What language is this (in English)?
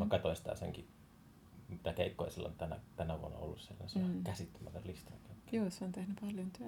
Finnish